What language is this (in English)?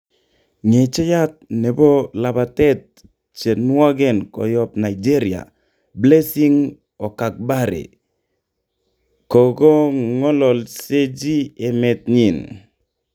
Kalenjin